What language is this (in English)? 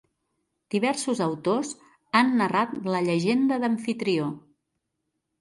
Catalan